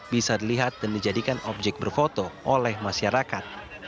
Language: Indonesian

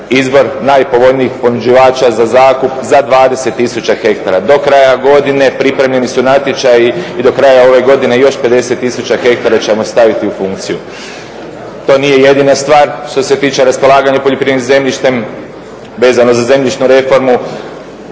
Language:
Croatian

